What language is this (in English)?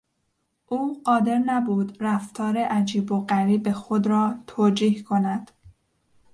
Persian